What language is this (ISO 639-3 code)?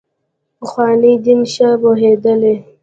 pus